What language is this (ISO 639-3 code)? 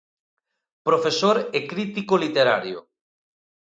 glg